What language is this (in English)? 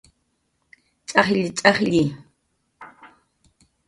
Jaqaru